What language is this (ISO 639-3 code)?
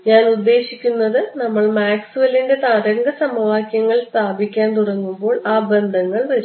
mal